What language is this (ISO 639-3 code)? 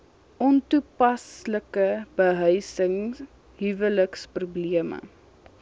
afr